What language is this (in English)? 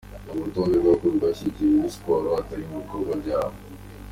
Kinyarwanda